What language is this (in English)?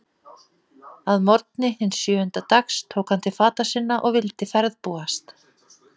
Icelandic